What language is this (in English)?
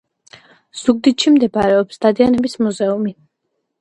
Georgian